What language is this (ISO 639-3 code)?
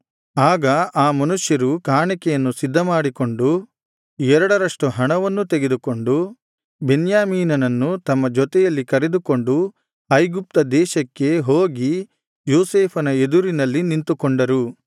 kan